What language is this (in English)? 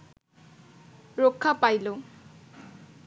Bangla